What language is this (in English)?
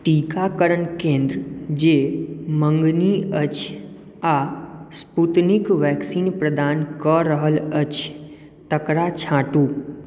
Maithili